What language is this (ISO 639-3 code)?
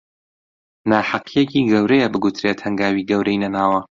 ckb